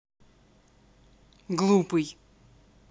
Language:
Russian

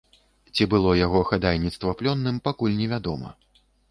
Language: Belarusian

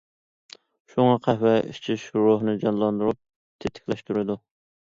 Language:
Uyghur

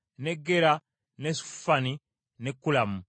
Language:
Ganda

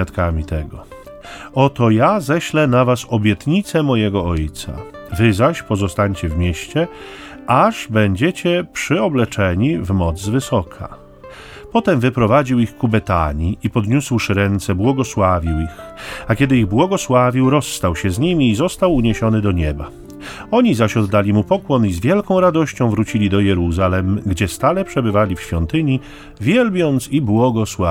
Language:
Polish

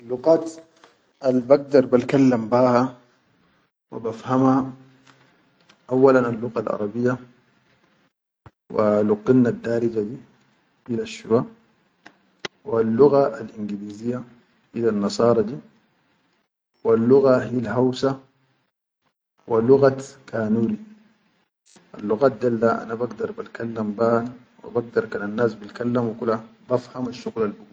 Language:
Chadian Arabic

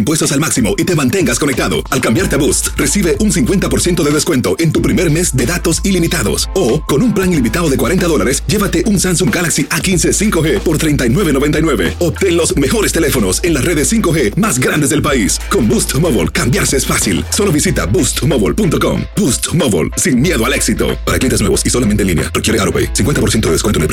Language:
Spanish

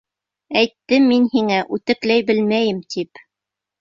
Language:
Bashkir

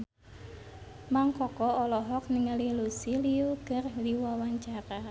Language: Sundanese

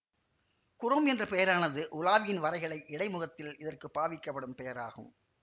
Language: Tamil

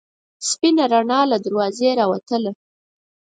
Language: Pashto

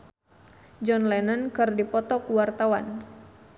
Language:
Sundanese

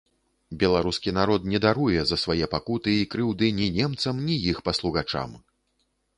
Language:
Belarusian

